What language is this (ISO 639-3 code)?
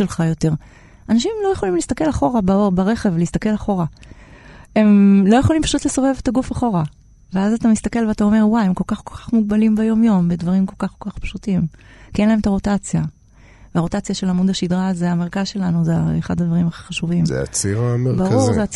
heb